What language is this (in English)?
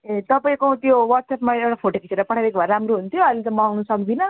Nepali